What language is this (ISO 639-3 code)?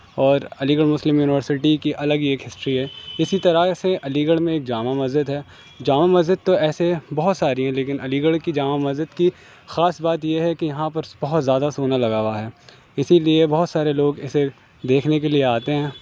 urd